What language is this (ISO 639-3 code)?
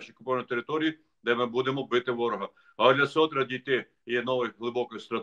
ukr